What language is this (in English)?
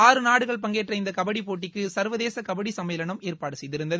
Tamil